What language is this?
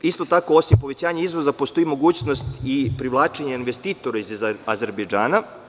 Serbian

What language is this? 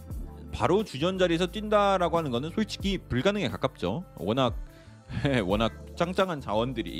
Korean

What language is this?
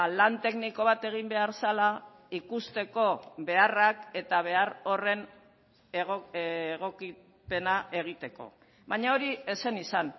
Basque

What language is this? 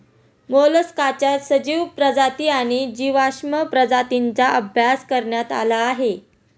Marathi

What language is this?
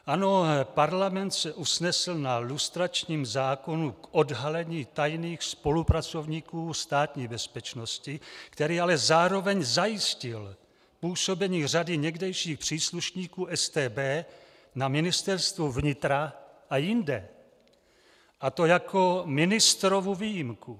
Czech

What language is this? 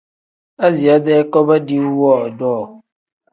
Tem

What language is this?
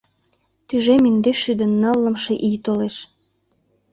Mari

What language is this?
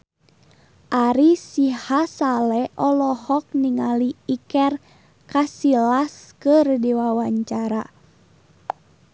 Sundanese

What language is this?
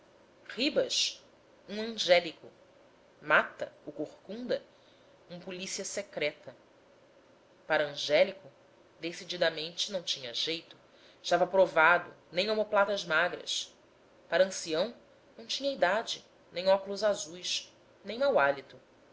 Portuguese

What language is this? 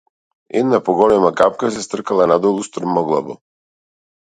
Macedonian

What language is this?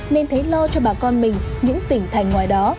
Vietnamese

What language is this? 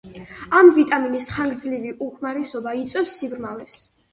Georgian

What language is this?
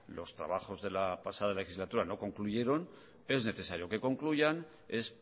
Spanish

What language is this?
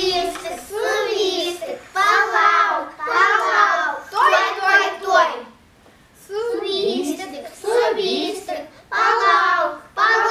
Dutch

